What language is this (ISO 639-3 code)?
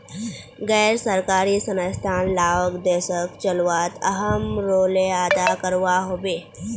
mag